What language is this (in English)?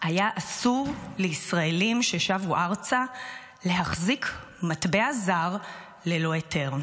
Hebrew